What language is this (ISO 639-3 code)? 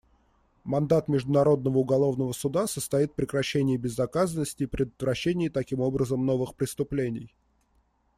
rus